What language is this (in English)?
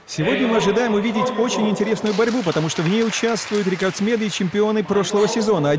Russian